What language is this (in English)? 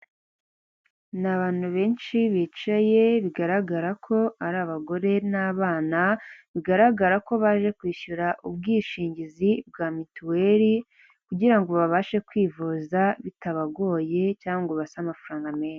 Kinyarwanda